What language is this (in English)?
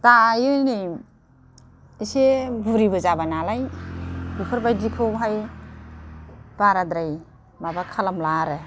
Bodo